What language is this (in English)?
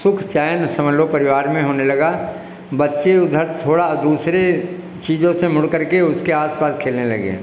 Hindi